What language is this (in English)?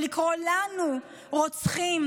Hebrew